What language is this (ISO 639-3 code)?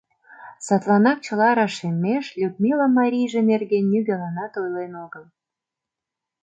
chm